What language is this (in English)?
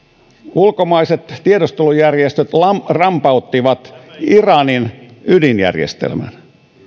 Finnish